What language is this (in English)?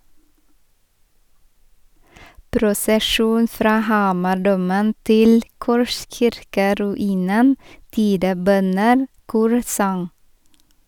Norwegian